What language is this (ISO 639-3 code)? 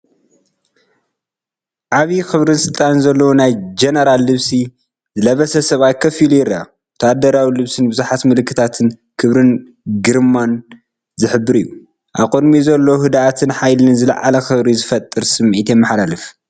tir